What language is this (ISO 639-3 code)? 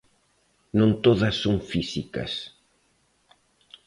glg